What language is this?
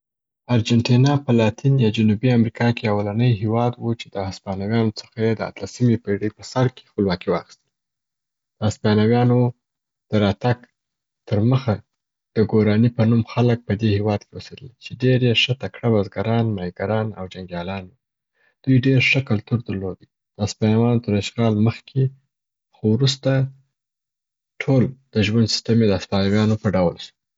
Southern Pashto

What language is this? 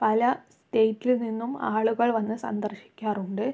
Malayalam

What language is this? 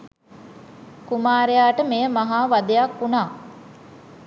Sinhala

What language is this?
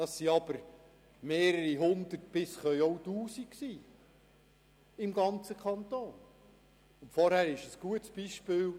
Swiss German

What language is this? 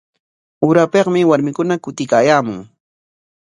Corongo Ancash Quechua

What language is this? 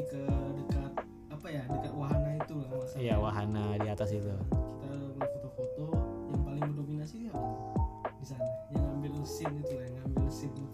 Indonesian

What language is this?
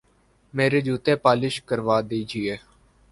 Urdu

